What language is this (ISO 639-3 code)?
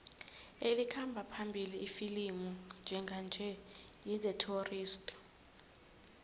nbl